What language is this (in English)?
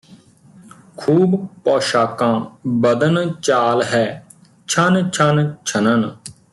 Punjabi